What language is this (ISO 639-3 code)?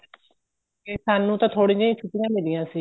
pan